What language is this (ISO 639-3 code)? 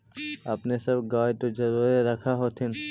mag